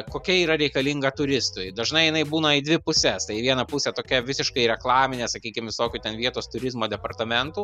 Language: Lithuanian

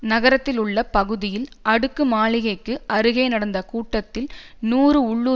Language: Tamil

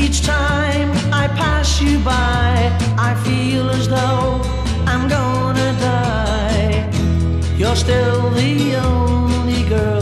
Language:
English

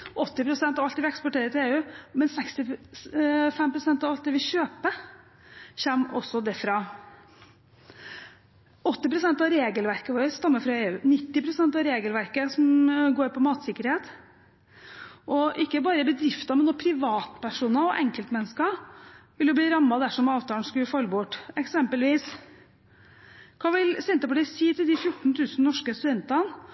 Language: Norwegian Bokmål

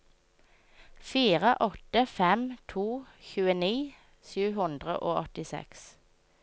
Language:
Norwegian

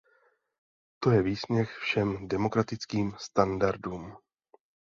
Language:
Czech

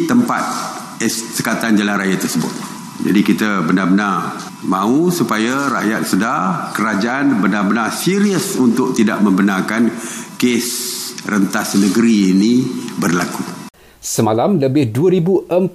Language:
Malay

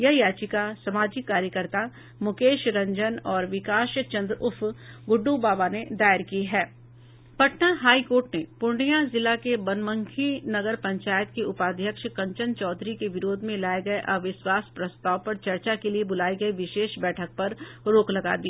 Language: Hindi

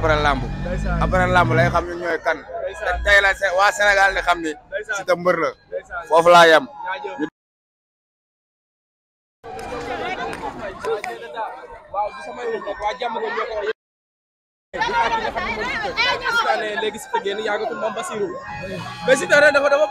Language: Arabic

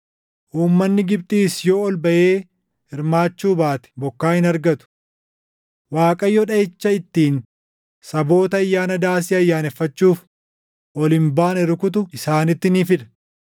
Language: Oromo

